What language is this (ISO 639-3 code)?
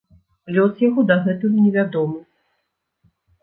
bel